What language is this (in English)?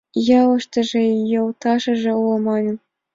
Mari